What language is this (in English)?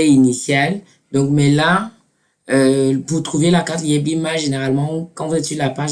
French